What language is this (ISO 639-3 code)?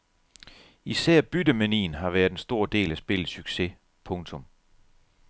dan